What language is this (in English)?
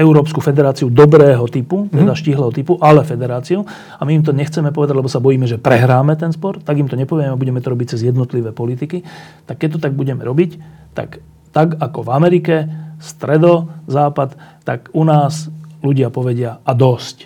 Slovak